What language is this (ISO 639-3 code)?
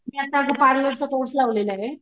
mar